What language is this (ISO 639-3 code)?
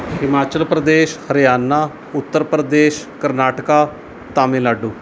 pan